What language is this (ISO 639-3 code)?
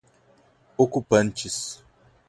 por